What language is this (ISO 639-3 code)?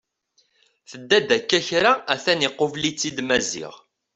kab